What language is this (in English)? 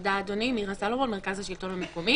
Hebrew